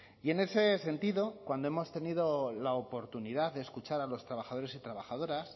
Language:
Spanish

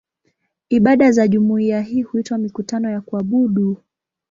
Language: Swahili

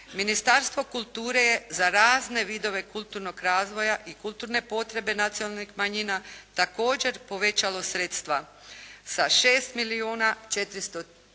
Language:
Croatian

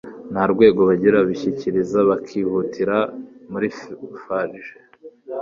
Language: Kinyarwanda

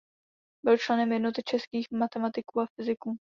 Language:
Czech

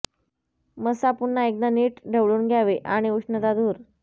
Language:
Marathi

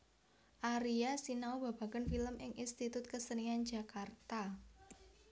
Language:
Javanese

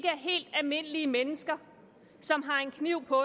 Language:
Danish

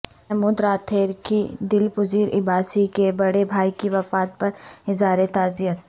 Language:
Urdu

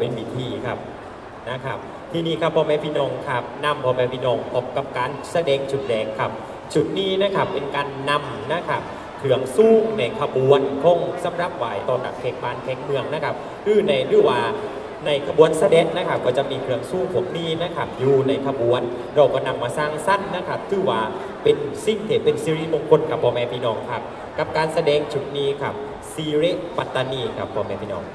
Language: Thai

